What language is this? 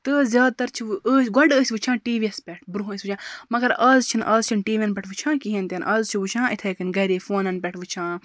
Kashmiri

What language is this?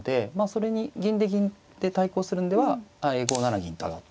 Japanese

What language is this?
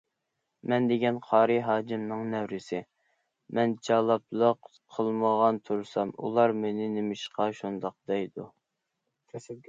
Uyghur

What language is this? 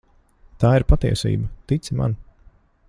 Latvian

